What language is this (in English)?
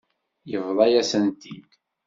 Kabyle